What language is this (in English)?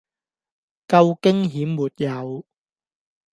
Cantonese